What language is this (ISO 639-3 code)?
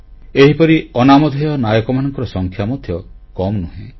ori